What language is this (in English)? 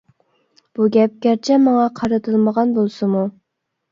Uyghur